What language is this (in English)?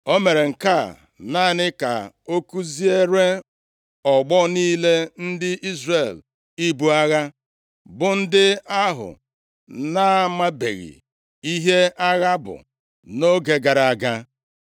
Igbo